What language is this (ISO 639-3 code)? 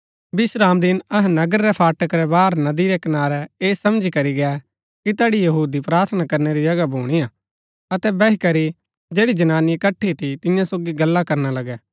gbk